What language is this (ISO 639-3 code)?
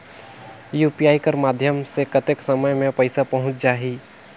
hne